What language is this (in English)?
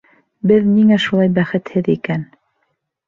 Bashkir